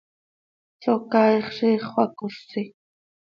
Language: Seri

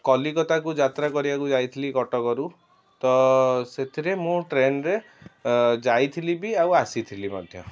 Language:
Odia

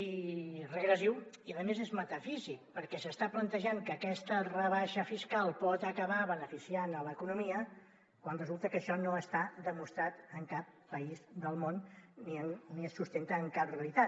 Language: Catalan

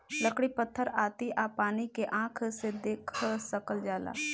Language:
Bhojpuri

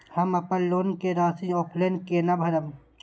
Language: Maithili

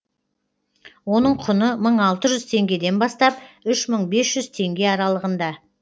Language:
Kazakh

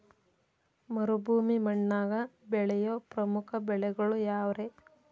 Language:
Kannada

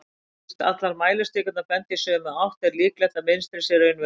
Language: Icelandic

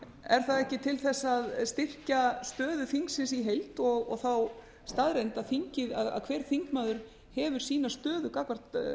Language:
Icelandic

